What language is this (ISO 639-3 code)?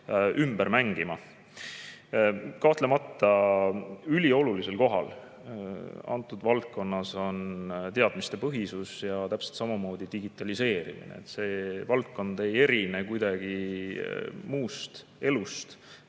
est